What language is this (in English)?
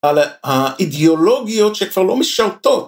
Hebrew